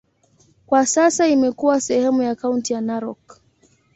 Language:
Swahili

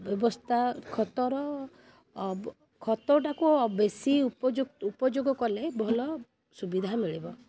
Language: Odia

